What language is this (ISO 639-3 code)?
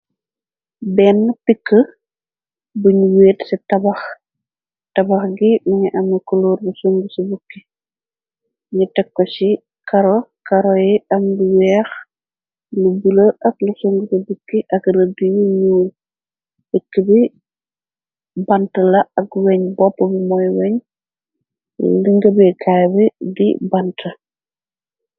wol